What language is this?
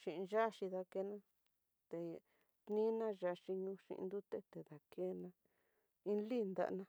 Tidaá Mixtec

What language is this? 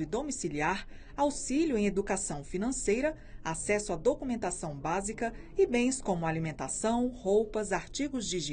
Portuguese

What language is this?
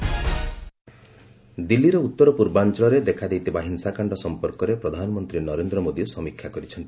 Odia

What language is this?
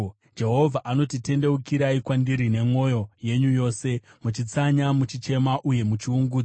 Shona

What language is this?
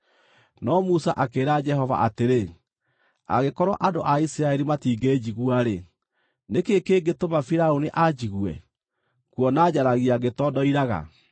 Kikuyu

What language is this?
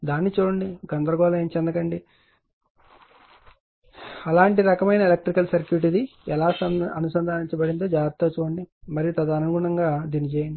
Telugu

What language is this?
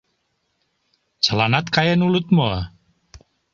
Mari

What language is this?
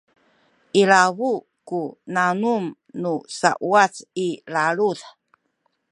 Sakizaya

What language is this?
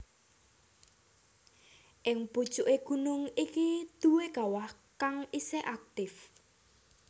Javanese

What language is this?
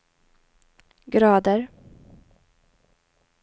Swedish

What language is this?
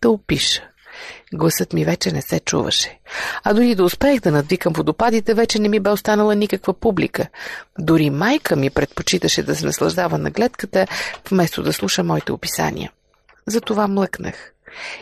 Bulgarian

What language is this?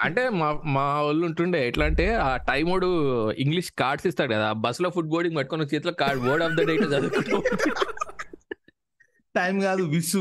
Telugu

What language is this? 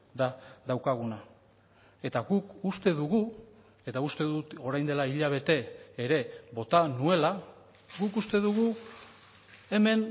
Basque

